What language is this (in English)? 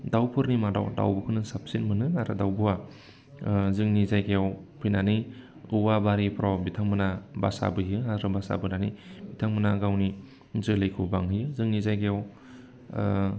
Bodo